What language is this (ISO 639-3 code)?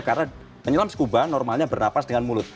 ind